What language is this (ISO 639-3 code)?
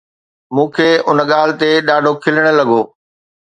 snd